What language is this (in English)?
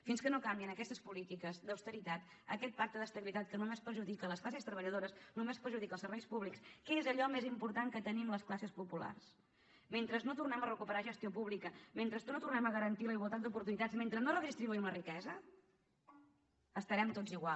Catalan